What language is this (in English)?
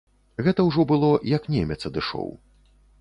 Belarusian